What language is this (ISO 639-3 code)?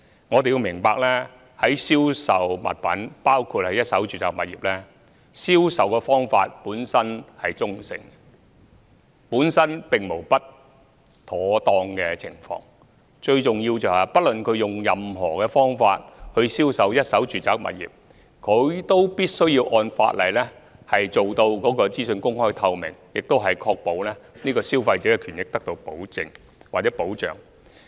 yue